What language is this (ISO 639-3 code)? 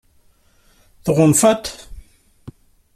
kab